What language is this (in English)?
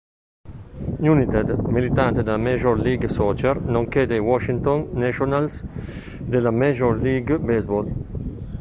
Italian